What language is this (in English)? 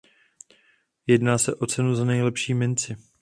Czech